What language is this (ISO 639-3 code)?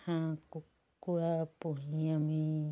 asm